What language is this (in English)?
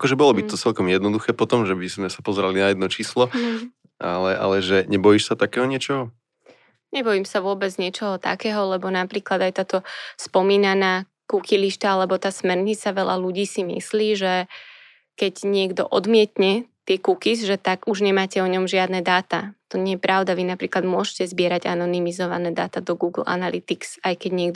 Slovak